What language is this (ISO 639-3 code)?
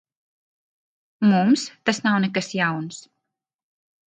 lav